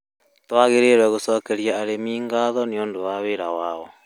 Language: Kikuyu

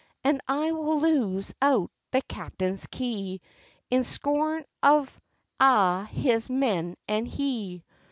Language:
English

